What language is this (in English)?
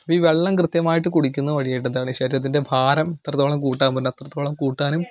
Malayalam